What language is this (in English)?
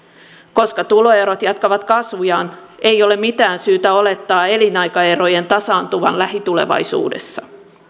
Finnish